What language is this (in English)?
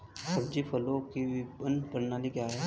Hindi